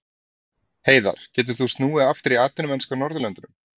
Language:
Icelandic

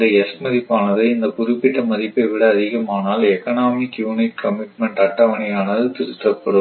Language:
Tamil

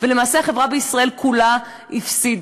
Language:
Hebrew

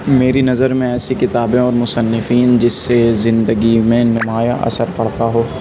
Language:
Urdu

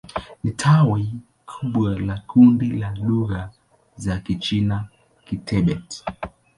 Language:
Swahili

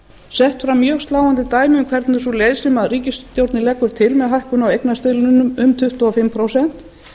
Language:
Icelandic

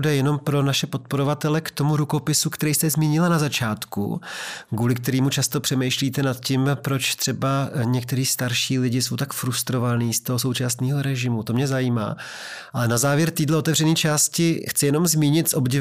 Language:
Czech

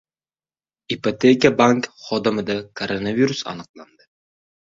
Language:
Uzbek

